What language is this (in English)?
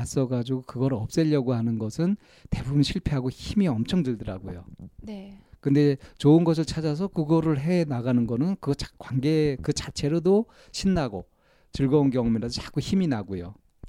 Korean